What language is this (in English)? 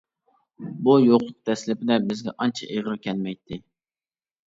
Uyghur